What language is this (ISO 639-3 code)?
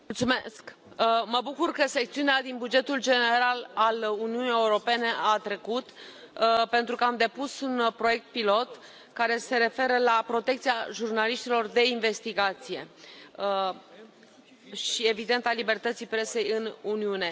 ron